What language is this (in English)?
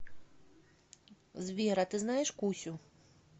Russian